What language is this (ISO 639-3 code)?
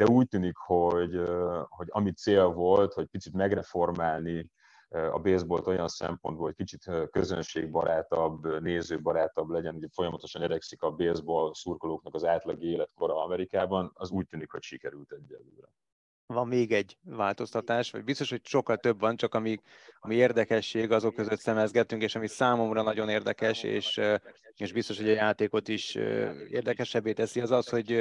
hun